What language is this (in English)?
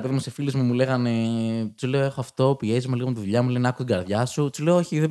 Greek